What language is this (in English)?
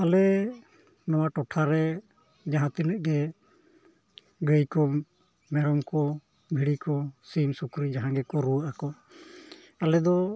Santali